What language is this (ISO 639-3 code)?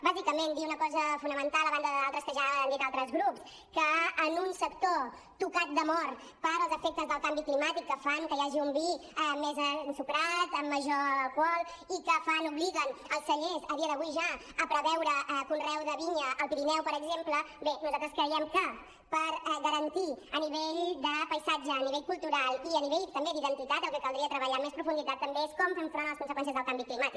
cat